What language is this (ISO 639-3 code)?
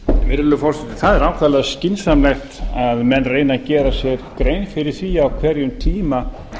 isl